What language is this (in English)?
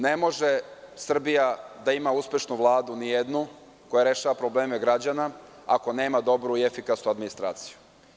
Serbian